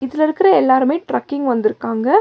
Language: Tamil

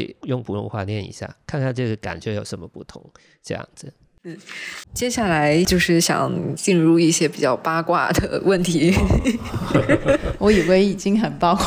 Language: Chinese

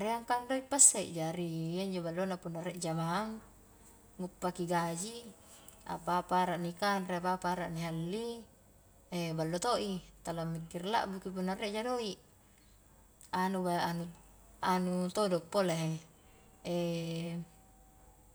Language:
Highland Konjo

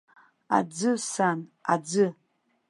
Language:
Abkhazian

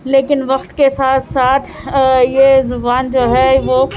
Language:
Urdu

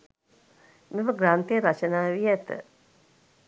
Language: Sinhala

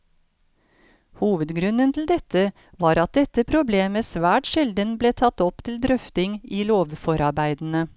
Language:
Norwegian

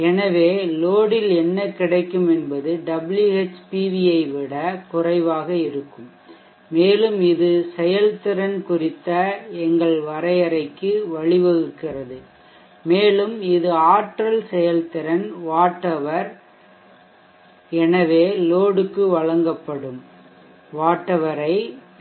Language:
Tamil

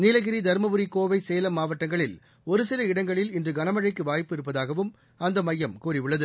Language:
Tamil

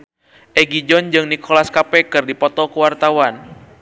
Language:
Sundanese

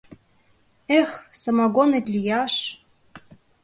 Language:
Mari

